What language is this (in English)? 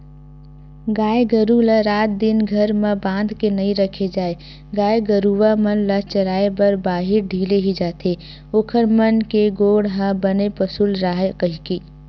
Chhattisgarhi